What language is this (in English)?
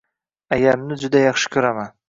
Uzbek